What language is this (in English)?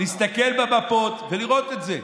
Hebrew